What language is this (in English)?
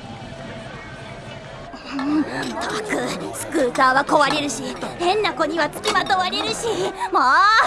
Japanese